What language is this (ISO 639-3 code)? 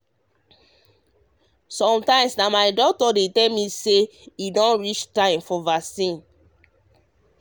pcm